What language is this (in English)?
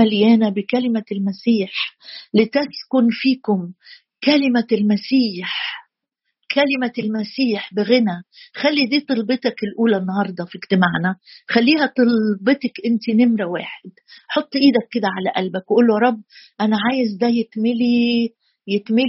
Arabic